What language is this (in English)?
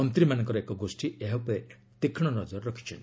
Odia